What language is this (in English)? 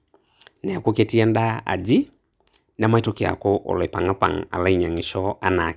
Masai